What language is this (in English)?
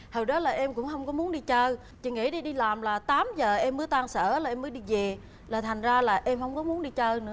Vietnamese